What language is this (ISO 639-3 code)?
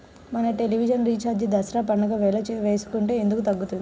tel